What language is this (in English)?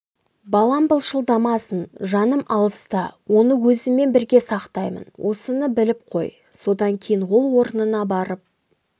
Kazakh